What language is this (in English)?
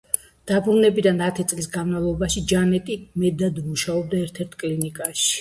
Georgian